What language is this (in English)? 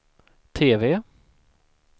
Swedish